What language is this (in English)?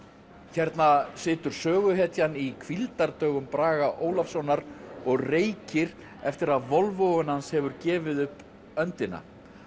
Icelandic